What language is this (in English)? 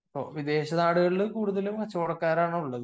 Malayalam